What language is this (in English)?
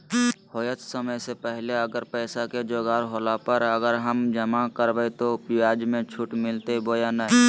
Magahi